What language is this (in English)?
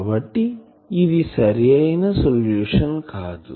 Telugu